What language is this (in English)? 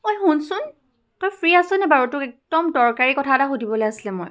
Assamese